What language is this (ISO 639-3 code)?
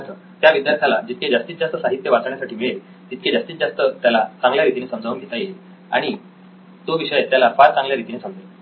mar